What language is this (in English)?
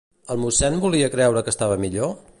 Catalan